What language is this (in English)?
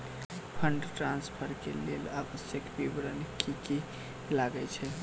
Maithili